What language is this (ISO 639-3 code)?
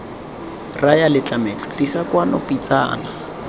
tsn